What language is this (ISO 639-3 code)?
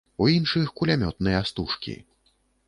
bel